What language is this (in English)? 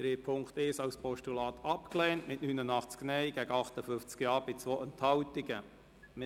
Swiss German